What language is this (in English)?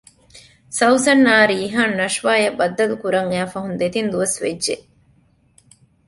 Divehi